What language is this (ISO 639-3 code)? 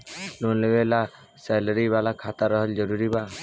bho